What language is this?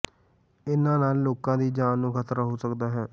Punjabi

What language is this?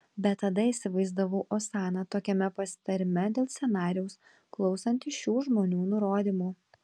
Lithuanian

